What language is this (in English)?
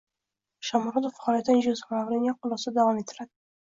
Uzbek